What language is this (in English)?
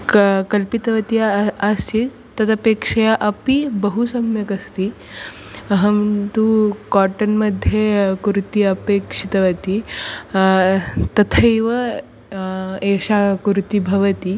Sanskrit